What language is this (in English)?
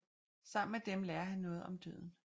Danish